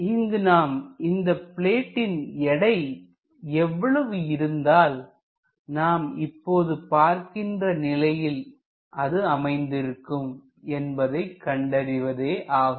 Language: Tamil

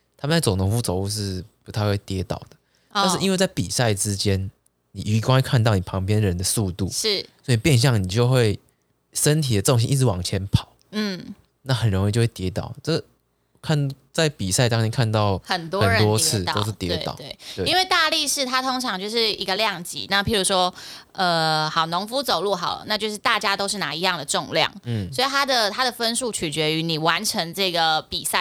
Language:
Chinese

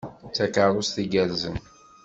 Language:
Kabyle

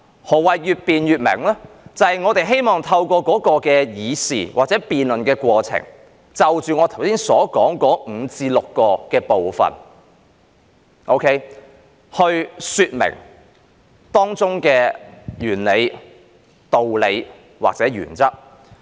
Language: Cantonese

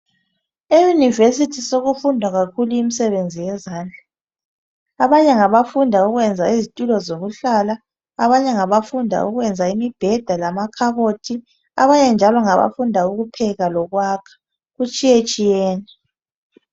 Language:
North Ndebele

